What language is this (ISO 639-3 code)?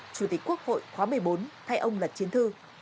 vie